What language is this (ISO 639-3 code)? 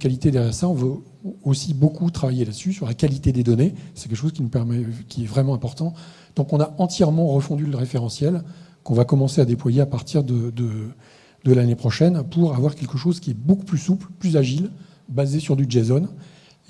fra